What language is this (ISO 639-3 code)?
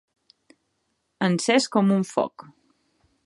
cat